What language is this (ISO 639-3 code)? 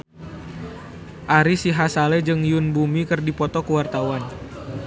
sun